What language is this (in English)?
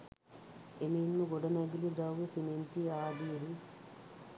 Sinhala